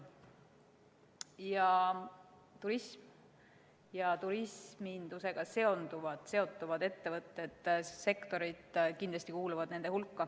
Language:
Estonian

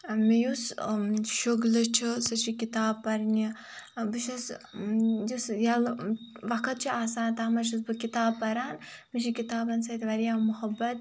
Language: Kashmiri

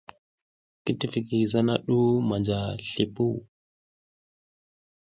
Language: South Giziga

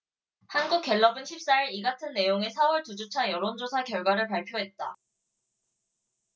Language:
Korean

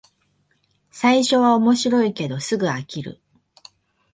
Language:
Japanese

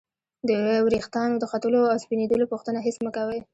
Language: Pashto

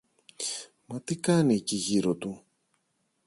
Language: Greek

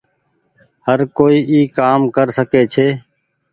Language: Goaria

